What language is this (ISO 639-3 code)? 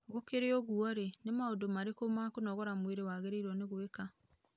kik